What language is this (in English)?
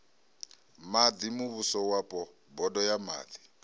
Venda